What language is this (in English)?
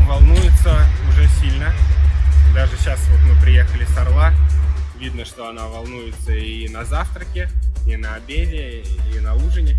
Russian